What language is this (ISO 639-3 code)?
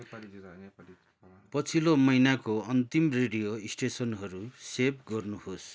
nep